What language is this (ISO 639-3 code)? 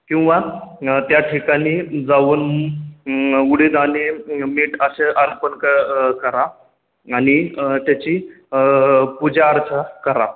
mar